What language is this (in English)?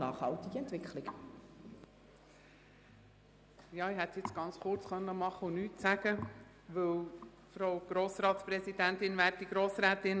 Swiss German